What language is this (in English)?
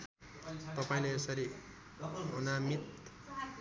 Nepali